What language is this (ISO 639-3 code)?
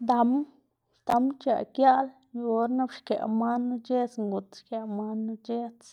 ztg